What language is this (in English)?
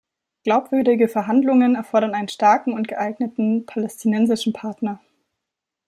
German